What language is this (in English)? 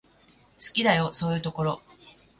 Japanese